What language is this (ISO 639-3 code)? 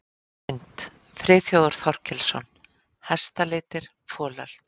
isl